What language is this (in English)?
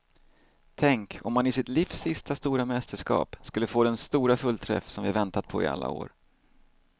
Swedish